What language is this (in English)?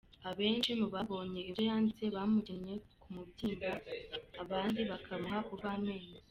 Kinyarwanda